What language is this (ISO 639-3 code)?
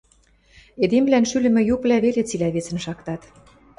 mrj